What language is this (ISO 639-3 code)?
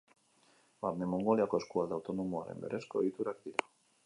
eus